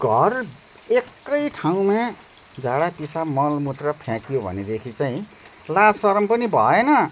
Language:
Nepali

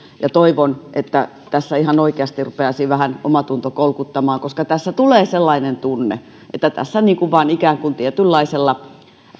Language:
Finnish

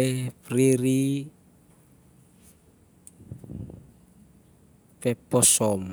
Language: Siar-Lak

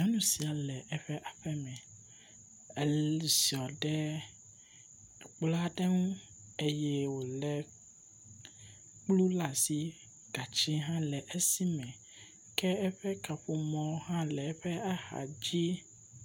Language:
Ewe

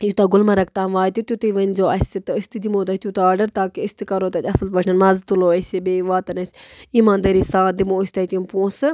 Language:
Kashmiri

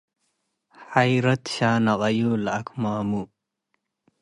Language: Tigre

